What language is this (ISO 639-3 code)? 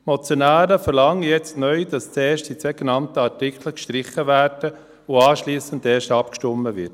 gsw